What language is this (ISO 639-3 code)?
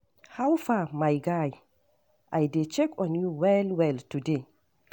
pcm